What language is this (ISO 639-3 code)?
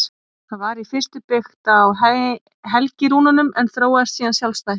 isl